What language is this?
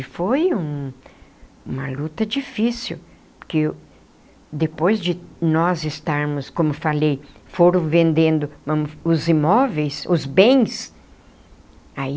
Portuguese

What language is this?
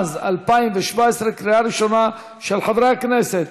Hebrew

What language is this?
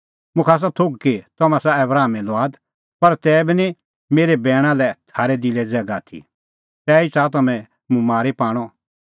Kullu Pahari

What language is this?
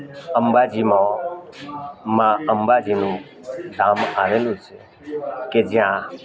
Gujarati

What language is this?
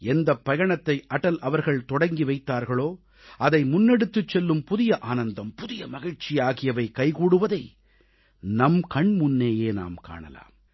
Tamil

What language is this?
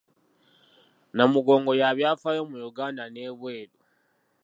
Ganda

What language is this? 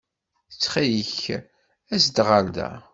Kabyle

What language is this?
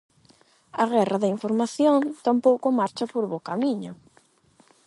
Galician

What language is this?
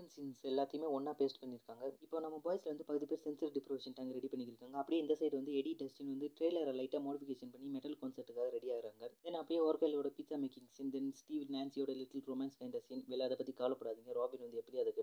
Malayalam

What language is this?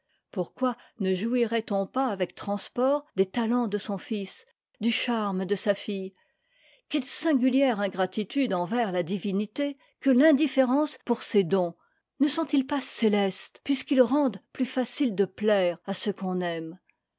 French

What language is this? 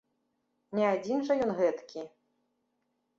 Belarusian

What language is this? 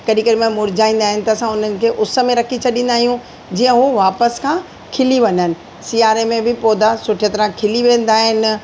Sindhi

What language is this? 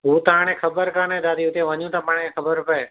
Sindhi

